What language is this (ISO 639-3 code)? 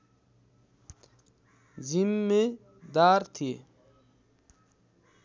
nep